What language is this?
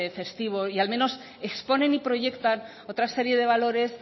Spanish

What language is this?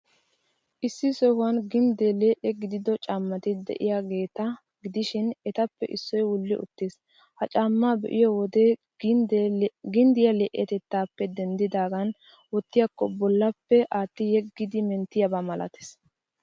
Wolaytta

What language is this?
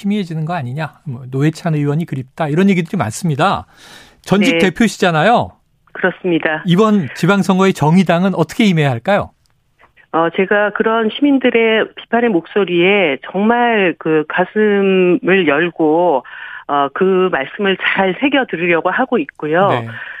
Korean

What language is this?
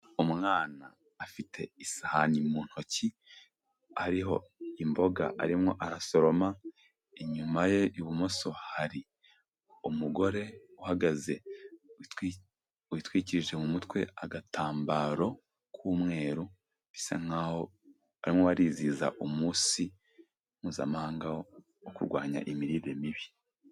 Kinyarwanda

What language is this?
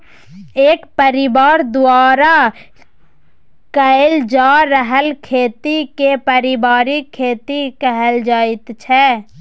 Maithili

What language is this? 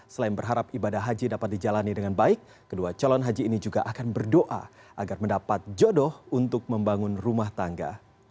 Indonesian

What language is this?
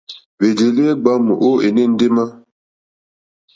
Mokpwe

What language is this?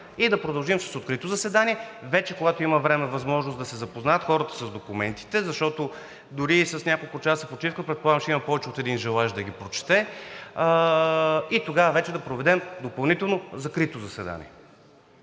Bulgarian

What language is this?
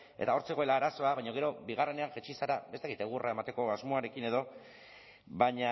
Basque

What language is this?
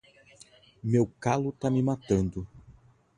Portuguese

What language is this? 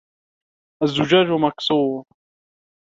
Arabic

